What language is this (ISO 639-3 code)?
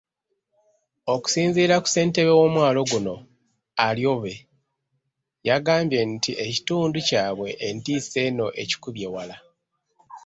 lug